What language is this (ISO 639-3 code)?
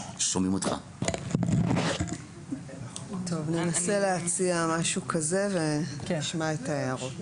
heb